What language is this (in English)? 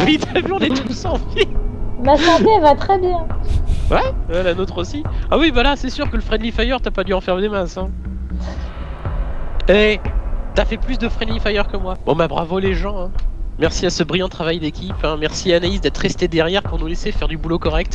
French